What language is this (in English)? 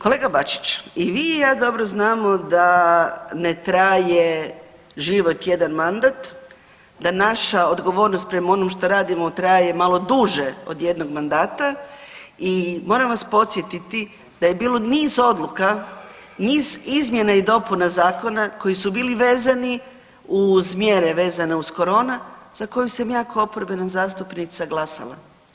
Croatian